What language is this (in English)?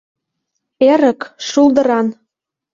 Mari